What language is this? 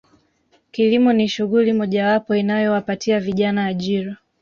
Swahili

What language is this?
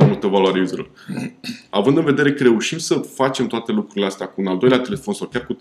Romanian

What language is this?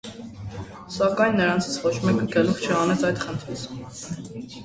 Armenian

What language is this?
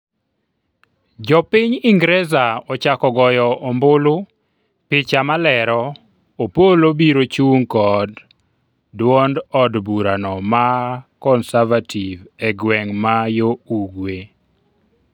Luo (Kenya and Tanzania)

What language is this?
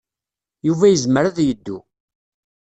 Kabyle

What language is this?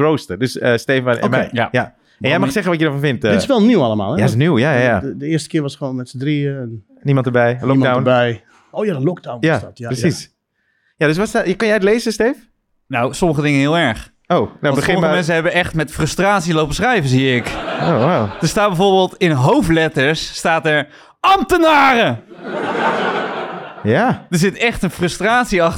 Dutch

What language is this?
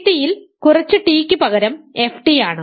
Malayalam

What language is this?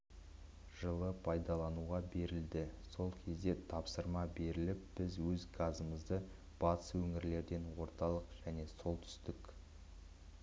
Kazakh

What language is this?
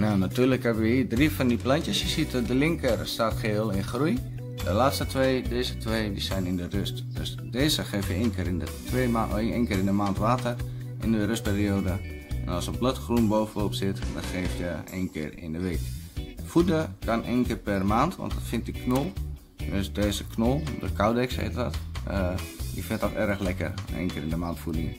Dutch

